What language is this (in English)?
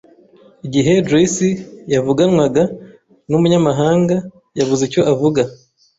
Kinyarwanda